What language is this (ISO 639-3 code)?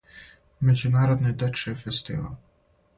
srp